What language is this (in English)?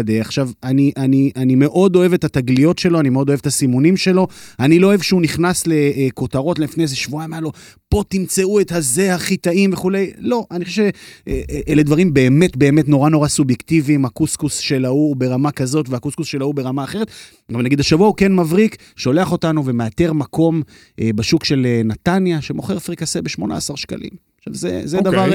Hebrew